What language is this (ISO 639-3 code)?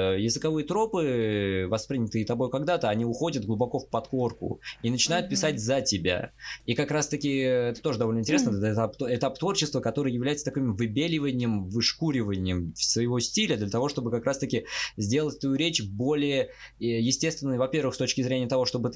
rus